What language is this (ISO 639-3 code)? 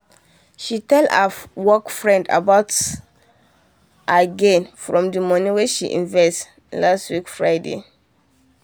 pcm